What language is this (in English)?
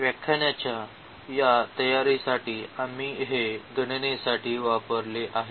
Marathi